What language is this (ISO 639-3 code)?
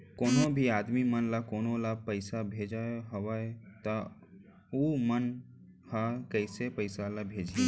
hne